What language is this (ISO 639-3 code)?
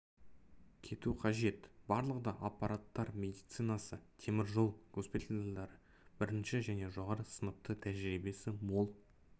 kaz